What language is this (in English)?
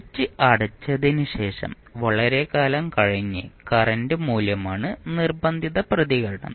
Malayalam